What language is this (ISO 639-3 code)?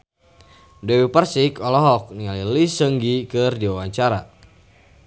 sun